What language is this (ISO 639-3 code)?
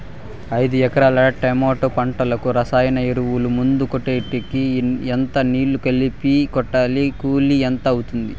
tel